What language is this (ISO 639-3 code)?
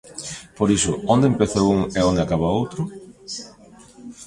glg